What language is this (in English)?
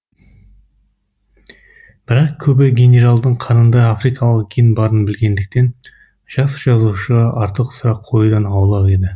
Kazakh